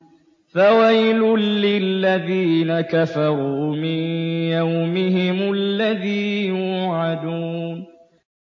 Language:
Arabic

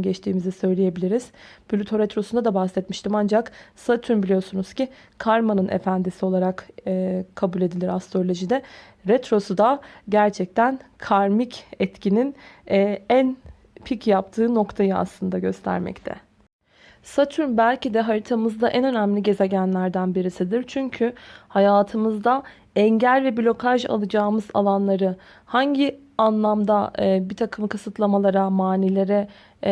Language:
Turkish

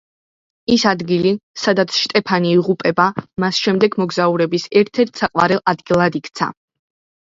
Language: Georgian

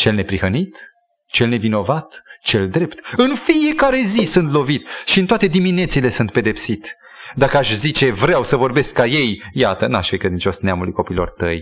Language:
Romanian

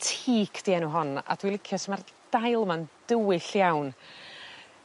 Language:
Welsh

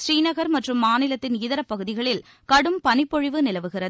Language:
Tamil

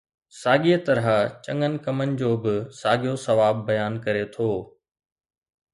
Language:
Sindhi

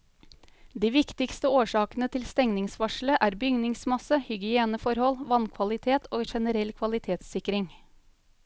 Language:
Norwegian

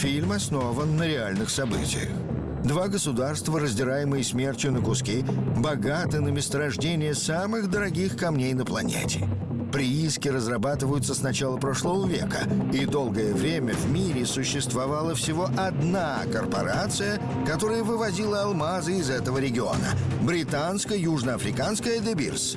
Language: Russian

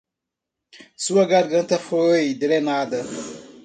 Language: Portuguese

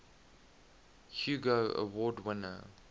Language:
English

